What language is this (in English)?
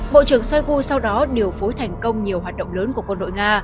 Vietnamese